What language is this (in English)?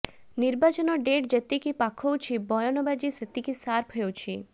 Odia